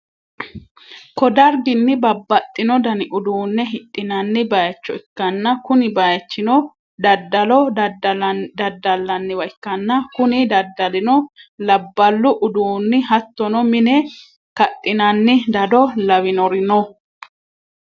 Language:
Sidamo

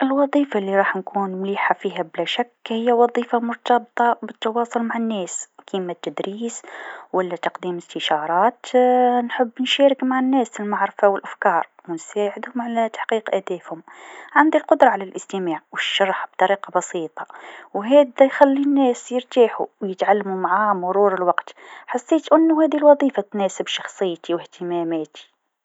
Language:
Tunisian Arabic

